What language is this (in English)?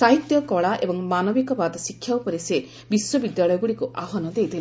Odia